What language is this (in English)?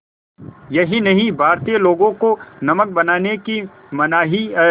Hindi